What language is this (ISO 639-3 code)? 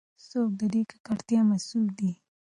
pus